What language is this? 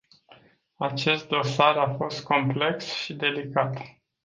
Romanian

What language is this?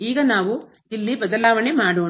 Kannada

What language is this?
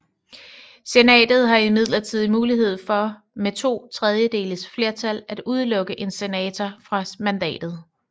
Danish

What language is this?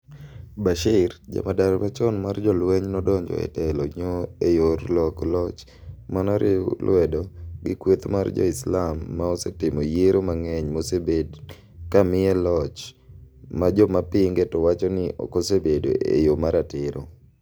Luo (Kenya and Tanzania)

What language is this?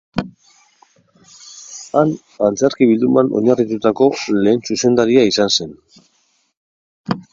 Basque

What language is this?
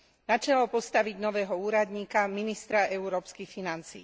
Slovak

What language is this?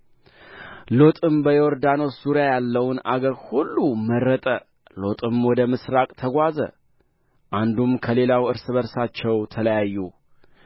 Amharic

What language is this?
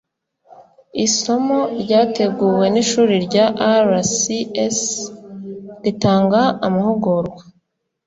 Kinyarwanda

